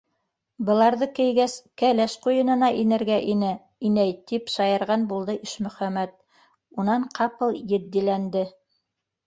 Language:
Bashkir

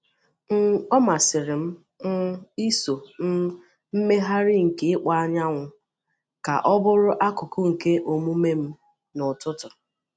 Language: Igbo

